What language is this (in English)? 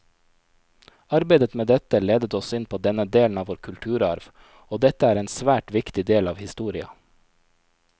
Norwegian